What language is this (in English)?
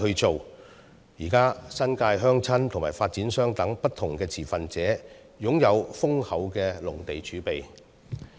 Cantonese